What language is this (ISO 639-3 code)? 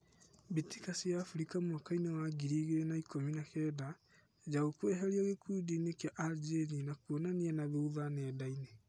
kik